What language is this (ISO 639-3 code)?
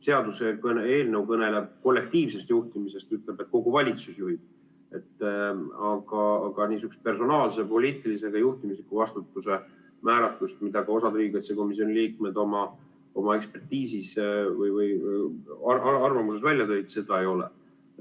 est